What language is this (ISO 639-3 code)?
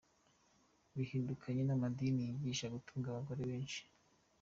kin